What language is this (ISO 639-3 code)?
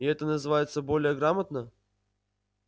rus